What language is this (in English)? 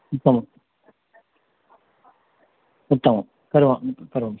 Sanskrit